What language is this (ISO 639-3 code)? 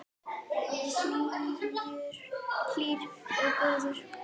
isl